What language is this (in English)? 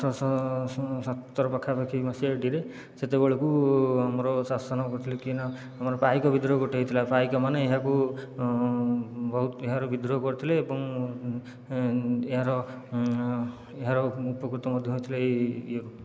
Odia